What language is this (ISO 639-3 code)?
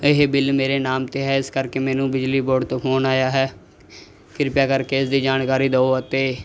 pan